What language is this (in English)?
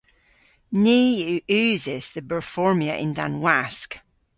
Cornish